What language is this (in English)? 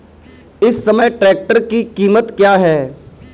Hindi